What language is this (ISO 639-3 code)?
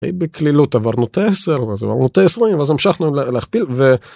heb